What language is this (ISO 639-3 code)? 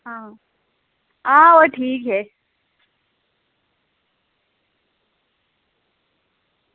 doi